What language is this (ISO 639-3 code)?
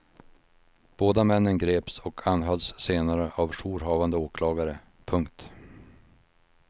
swe